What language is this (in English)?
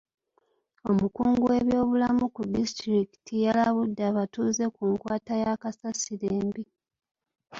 Ganda